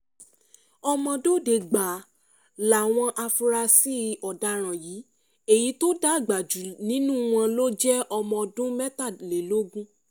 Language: Yoruba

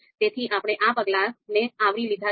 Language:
Gujarati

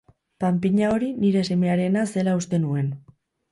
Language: Basque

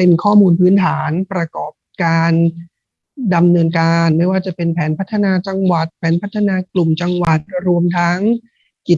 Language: Thai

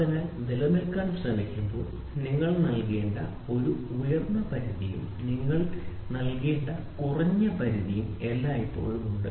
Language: Malayalam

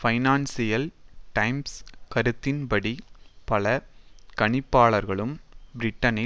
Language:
Tamil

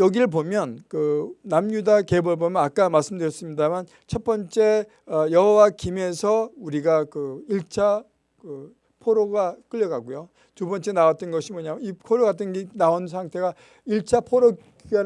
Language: Korean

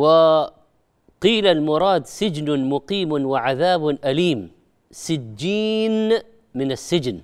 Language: Arabic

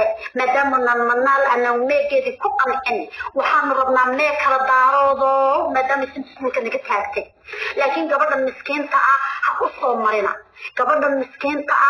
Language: Arabic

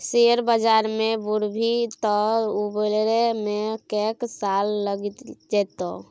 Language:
Maithili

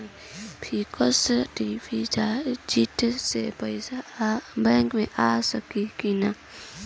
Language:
Bhojpuri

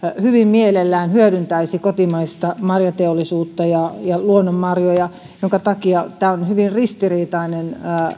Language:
Finnish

